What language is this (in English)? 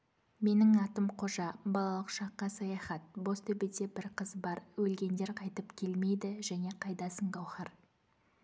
Kazakh